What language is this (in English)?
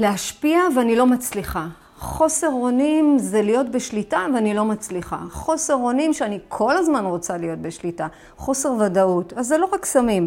Hebrew